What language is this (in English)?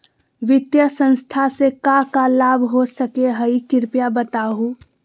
Magahi